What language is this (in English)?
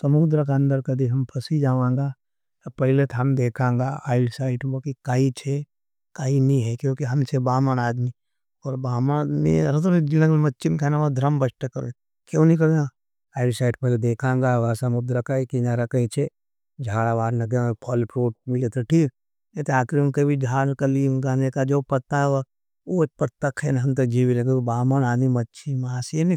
Nimadi